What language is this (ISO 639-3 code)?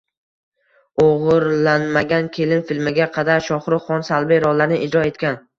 uzb